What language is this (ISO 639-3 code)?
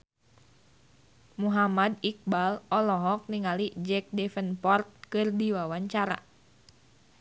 sun